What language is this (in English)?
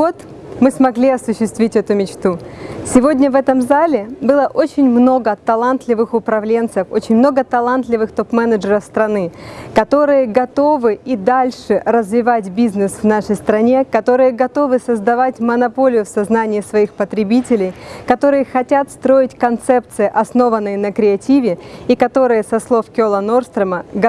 Russian